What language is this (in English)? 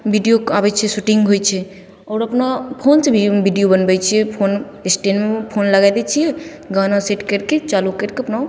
Maithili